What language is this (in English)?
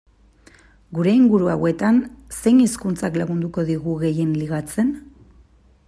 Basque